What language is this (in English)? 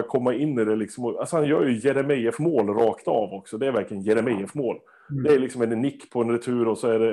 Swedish